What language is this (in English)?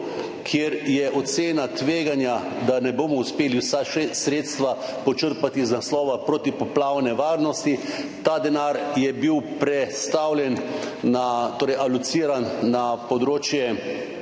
Slovenian